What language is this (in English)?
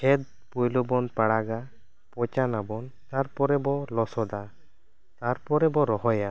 Santali